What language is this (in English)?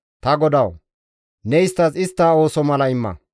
Gamo